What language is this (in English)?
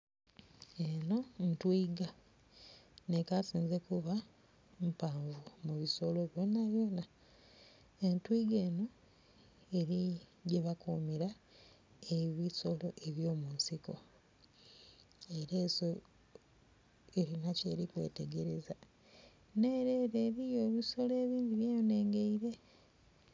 Soga